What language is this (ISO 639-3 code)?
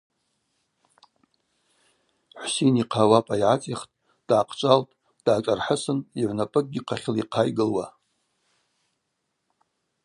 abq